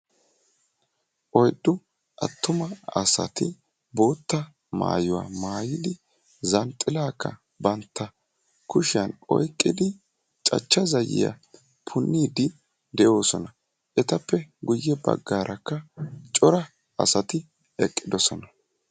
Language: Wolaytta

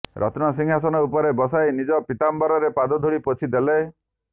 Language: Odia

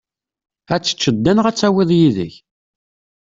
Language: Kabyle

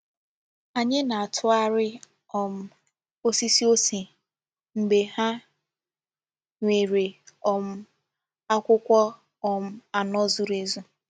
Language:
Igbo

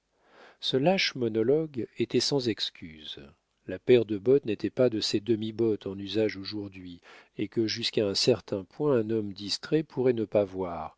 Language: French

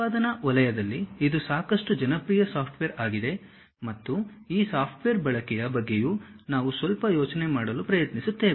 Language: Kannada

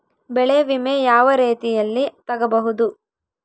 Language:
Kannada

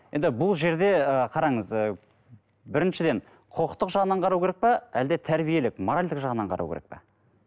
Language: Kazakh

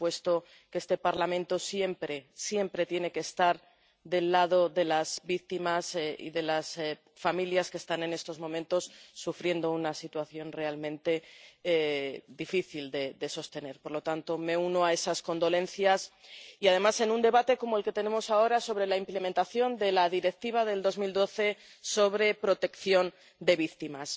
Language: Spanish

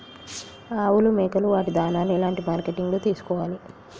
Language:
Telugu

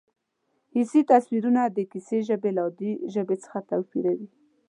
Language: Pashto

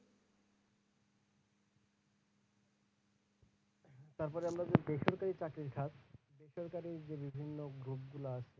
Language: Bangla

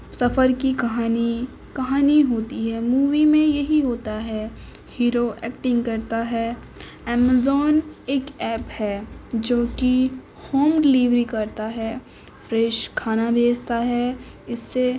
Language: Urdu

